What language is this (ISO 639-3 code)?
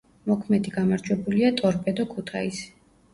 kat